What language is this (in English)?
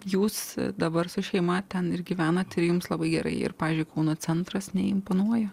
Lithuanian